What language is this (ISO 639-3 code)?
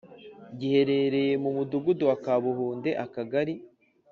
kin